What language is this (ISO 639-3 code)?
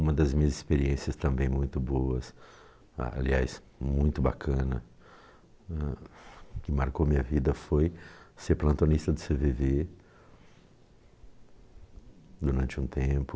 por